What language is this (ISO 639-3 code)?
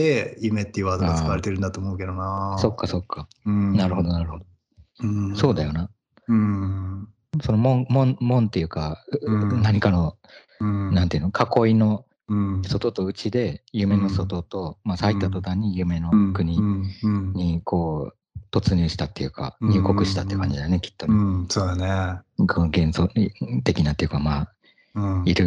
jpn